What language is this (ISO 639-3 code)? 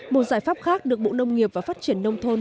vie